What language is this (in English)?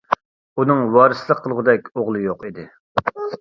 Uyghur